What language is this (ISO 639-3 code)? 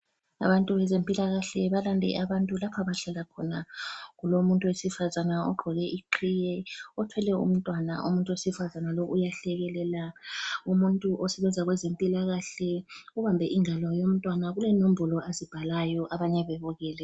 nde